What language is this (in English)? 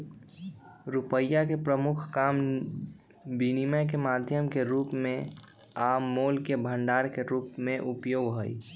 Magahi